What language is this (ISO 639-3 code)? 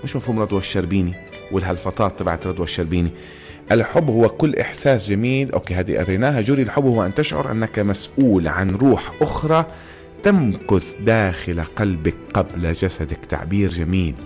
ara